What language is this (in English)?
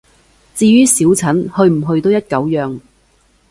Cantonese